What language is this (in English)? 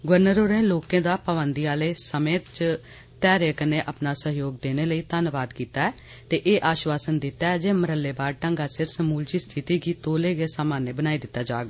Dogri